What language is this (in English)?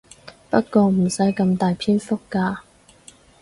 Cantonese